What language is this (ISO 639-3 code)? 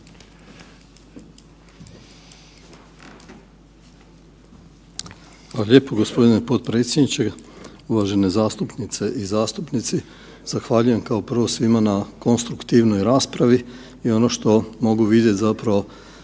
hrv